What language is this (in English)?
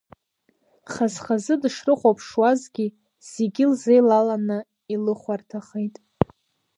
Abkhazian